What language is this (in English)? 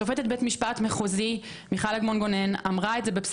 Hebrew